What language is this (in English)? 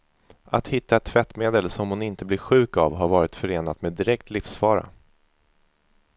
Swedish